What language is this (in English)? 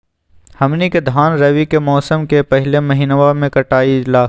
Magahi